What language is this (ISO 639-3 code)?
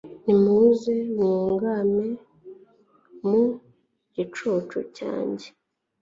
kin